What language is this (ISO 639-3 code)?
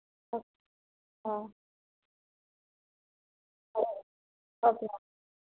tel